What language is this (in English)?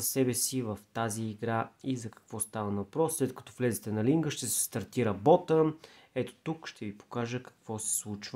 Bulgarian